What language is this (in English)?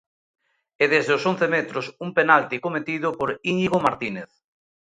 Galician